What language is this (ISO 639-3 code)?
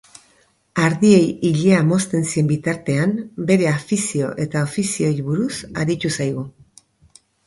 eus